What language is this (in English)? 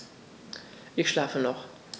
German